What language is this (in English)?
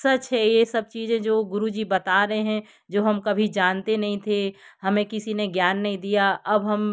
Hindi